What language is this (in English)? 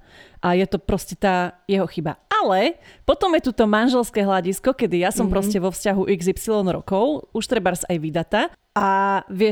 Slovak